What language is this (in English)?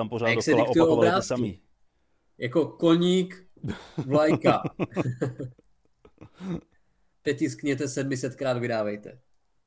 Czech